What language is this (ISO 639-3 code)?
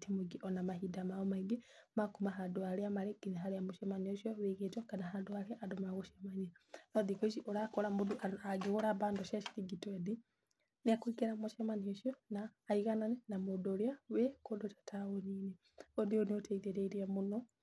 kik